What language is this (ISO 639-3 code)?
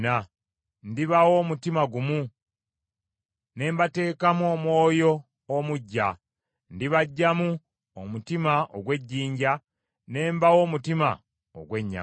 lug